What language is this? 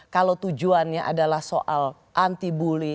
Indonesian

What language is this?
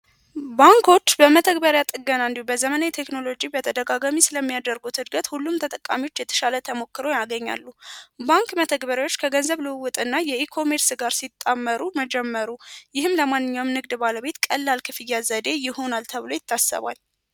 Amharic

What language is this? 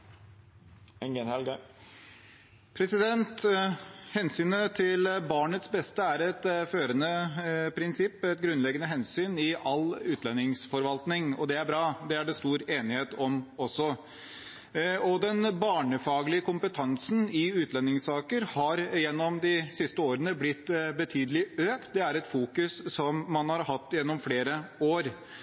Norwegian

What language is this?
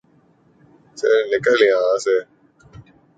Urdu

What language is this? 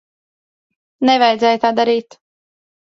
Latvian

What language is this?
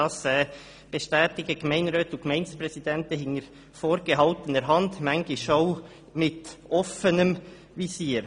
Swiss German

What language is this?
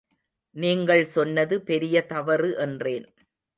Tamil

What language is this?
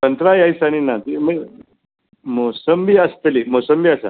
Konkani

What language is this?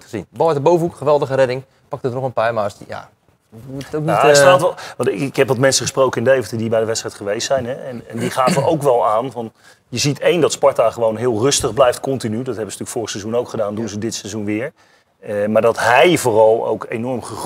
Dutch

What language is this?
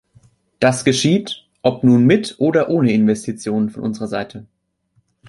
German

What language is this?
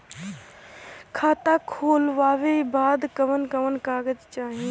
Bhojpuri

